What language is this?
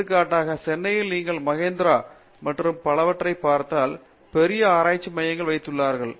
Tamil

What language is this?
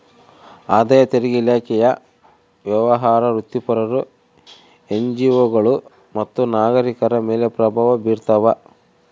Kannada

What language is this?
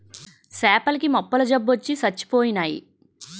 Telugu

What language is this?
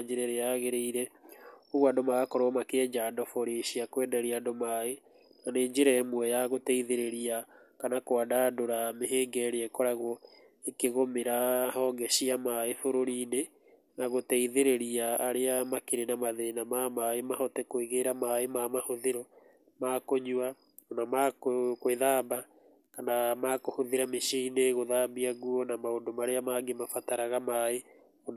Kikuyu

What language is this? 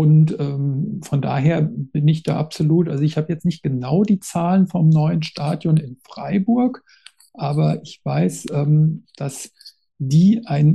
German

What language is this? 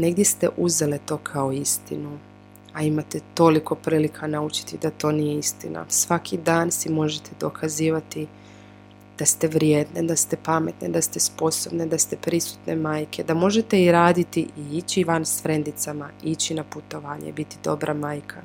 Croatian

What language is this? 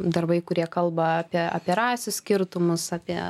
Lithuanian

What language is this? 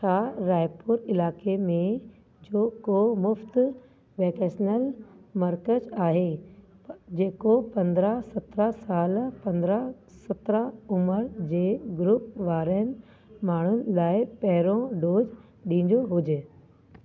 Sindhi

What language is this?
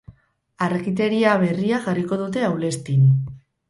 Basque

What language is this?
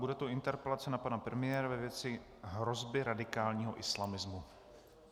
Czech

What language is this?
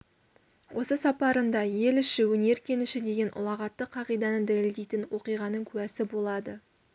Kazakh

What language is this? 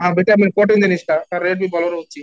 Odia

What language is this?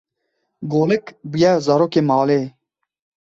Kurdish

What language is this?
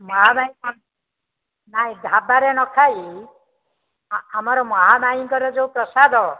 Odia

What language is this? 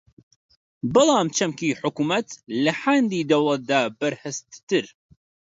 Central Kurdish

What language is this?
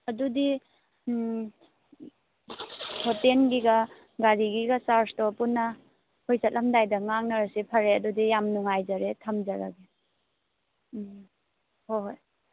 Manipuri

